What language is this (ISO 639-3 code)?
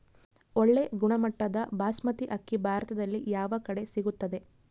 kan